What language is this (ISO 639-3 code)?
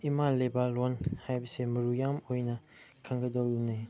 mni